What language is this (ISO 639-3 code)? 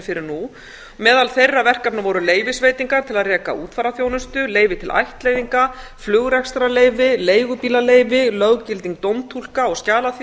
isl